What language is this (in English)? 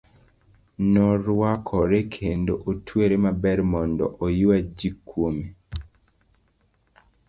Luo (Kenya and Tanzania)